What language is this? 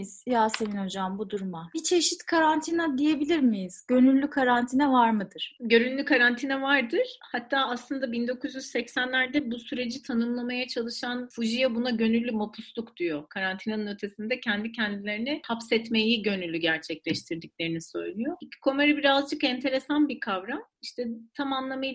Turkish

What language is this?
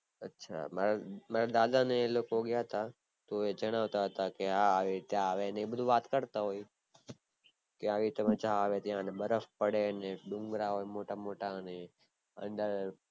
Gujarati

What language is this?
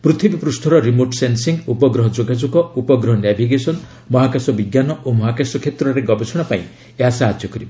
Odia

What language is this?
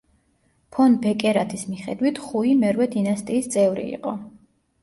Georgian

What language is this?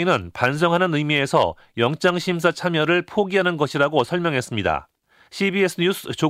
Korean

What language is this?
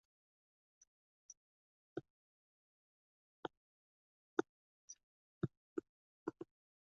Uzbek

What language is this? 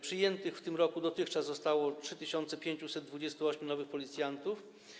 Polish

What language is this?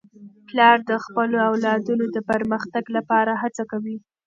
Pashto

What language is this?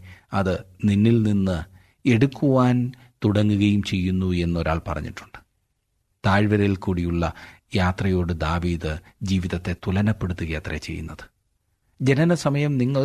Malayalam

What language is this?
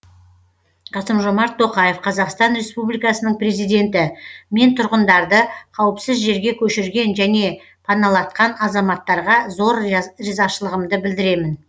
Kazakh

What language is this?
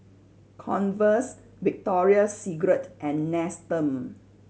English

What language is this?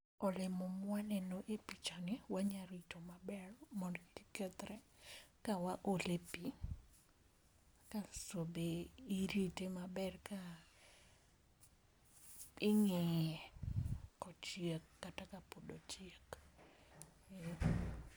Luo (Kenya and Tanzania)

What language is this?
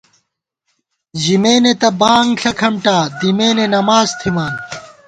Gawar-Bati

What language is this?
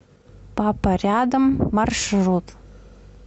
Russian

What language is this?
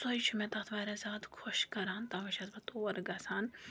Kashmiri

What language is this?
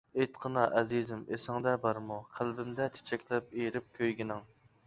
Uyghur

